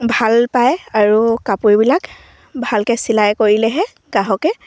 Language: Assamese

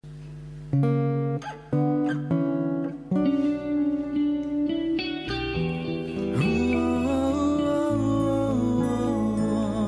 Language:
Malay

